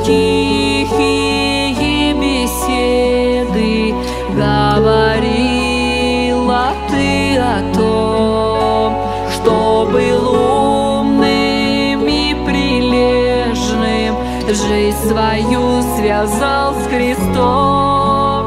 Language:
Russian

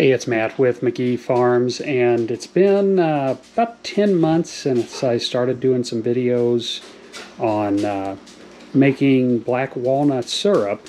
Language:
English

